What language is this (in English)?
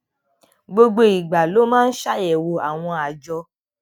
Yoruba